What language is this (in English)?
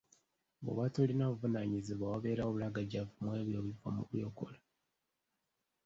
Ganda